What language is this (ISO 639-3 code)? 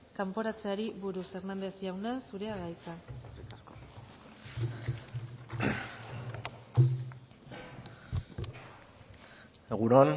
eus